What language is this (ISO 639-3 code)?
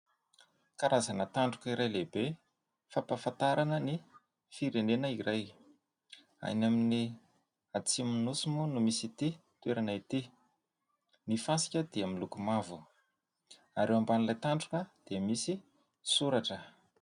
mlg